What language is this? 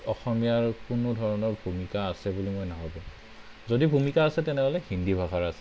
Assamese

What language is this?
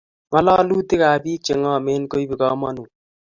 Kalenjin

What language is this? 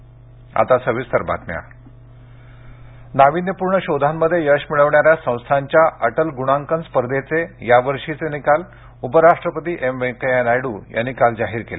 Marathi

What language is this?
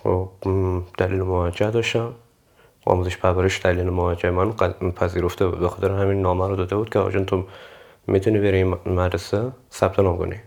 Persian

